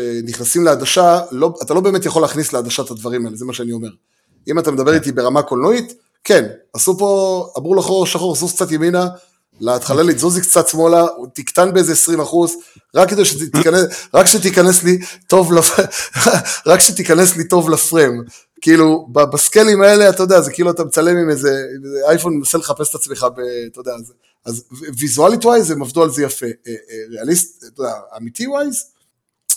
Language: Hebrew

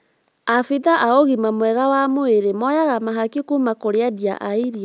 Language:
Kikuyu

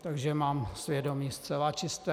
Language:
Czech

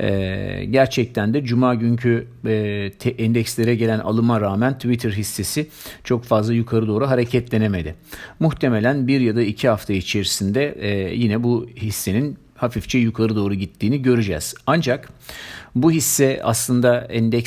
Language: Turkish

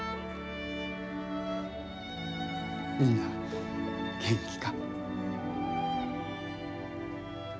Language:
Japanese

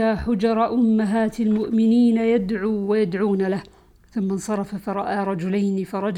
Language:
Arabic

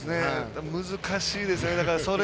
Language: Japanese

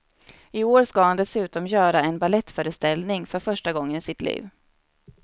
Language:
Swedish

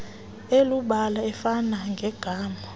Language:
Xhosa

